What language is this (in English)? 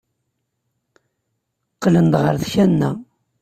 Kabyle